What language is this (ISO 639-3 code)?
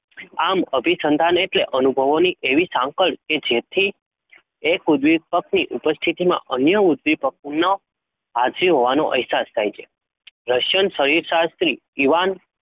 guj